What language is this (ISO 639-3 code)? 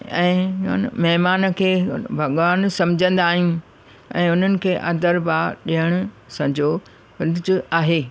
snd